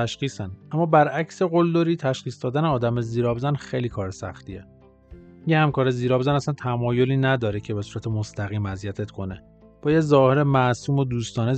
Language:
Persian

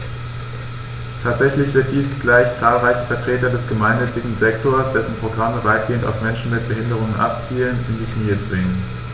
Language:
German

